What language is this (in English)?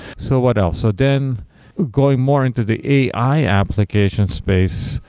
English